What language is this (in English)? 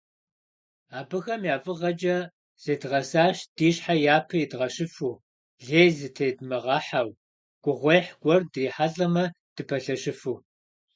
Kabardian